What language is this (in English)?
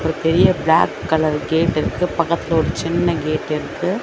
Tamil